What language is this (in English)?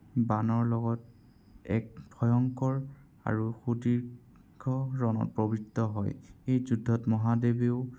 Assamese